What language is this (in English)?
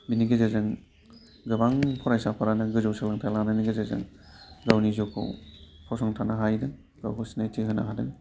Bodo